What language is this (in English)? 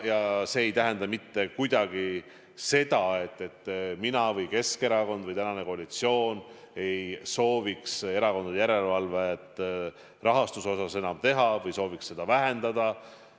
Estonian